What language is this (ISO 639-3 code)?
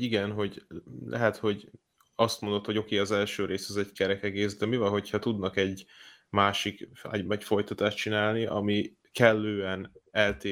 hun